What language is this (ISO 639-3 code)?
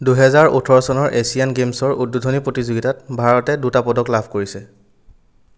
asm